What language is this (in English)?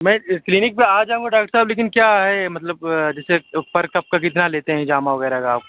Urdu